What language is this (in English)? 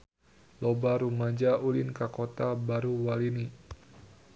Sundanese